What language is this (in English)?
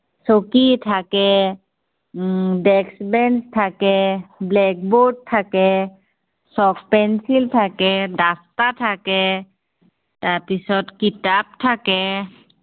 Assamese